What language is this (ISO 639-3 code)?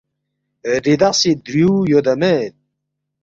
bft